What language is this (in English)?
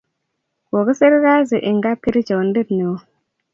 Kalenjin